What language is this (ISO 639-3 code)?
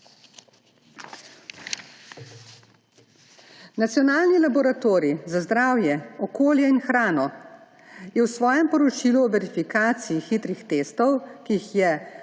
slv